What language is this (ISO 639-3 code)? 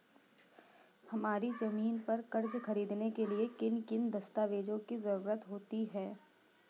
hin